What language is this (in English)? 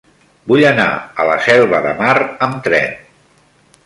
Catalan